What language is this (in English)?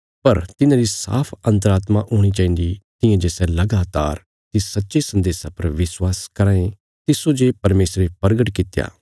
Bilaspuri